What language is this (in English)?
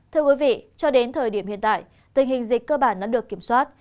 Vietnamese